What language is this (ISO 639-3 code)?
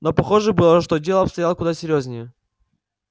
rus